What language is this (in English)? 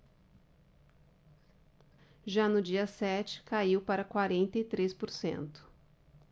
Portuguese